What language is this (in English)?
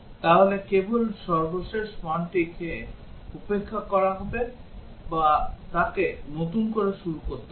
Bangla